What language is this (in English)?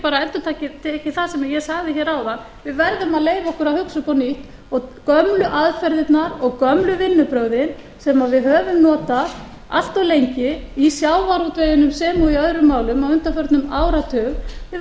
Icelandic